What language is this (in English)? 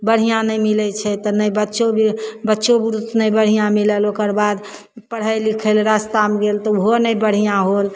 Maithili